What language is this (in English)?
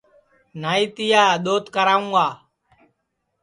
Sansi